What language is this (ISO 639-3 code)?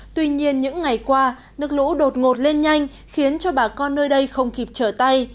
vie